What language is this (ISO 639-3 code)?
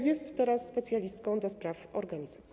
pol